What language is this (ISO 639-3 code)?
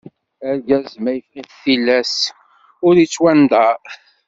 kab